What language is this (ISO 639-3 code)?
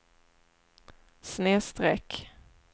swe